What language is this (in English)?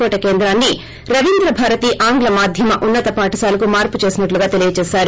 Telugu